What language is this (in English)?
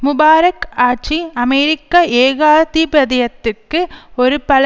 Tamil